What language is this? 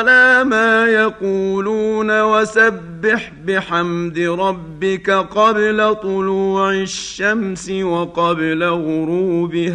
Arabic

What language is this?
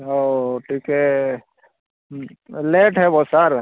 Odia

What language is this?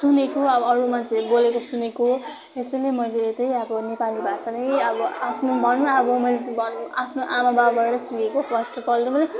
Nepali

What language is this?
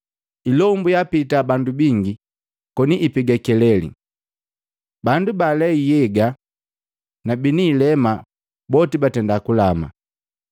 Matengo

